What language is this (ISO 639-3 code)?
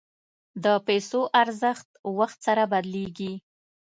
pus